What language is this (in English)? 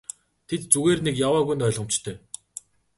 Mongolian